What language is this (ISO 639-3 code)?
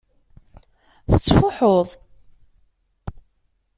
kab